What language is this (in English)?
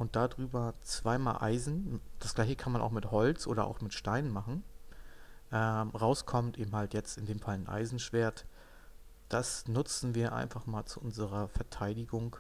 German